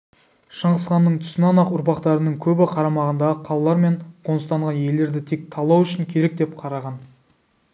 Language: Kazakh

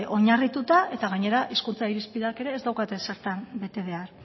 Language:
Basque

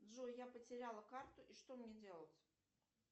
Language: Russian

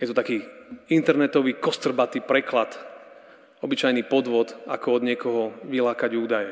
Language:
Slovak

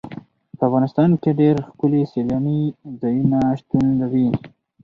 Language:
Pashto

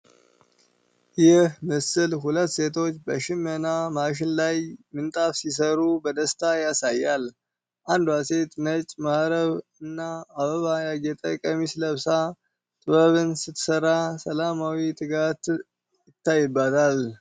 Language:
Amharic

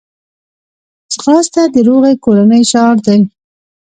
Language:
Pashto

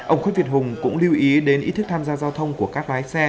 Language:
Vietnamese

